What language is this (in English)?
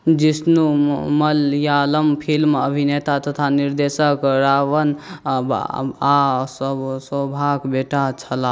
Maithili